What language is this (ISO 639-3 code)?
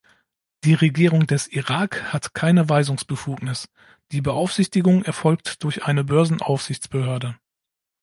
deu